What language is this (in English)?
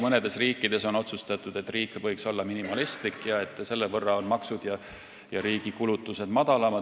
Estonian